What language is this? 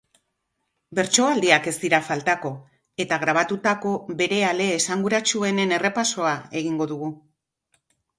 Basque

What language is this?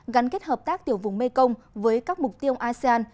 Vietnamese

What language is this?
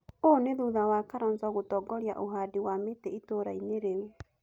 Kikuyu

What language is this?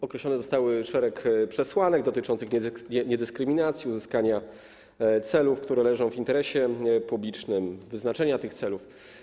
Polish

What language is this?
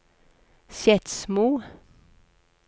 Norwegian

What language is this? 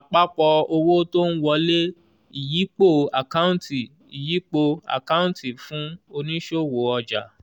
Yoruba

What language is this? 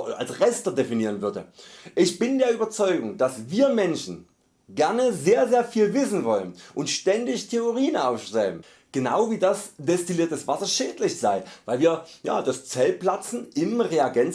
German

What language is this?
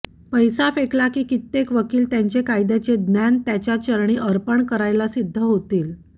Marathi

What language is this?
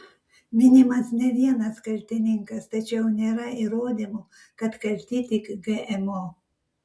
Lithuanian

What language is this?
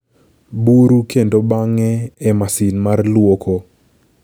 Luo (Kenya and Tanzania)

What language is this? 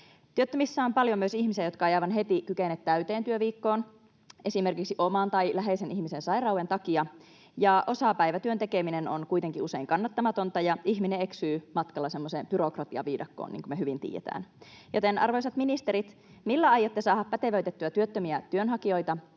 Finnish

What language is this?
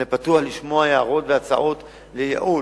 Hebrew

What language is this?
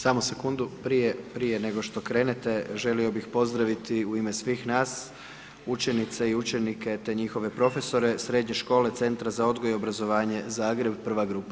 Croatian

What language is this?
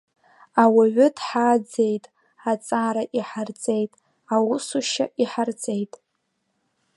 Abkhazian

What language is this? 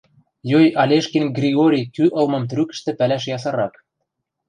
Western Mari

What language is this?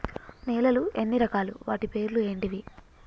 Telugu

